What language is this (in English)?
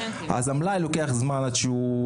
Hebrew